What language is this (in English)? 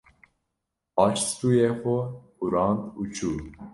Kurdish